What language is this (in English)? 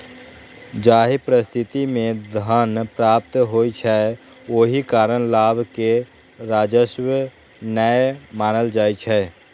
Maithili